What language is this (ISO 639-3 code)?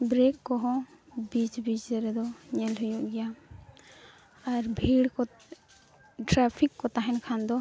sat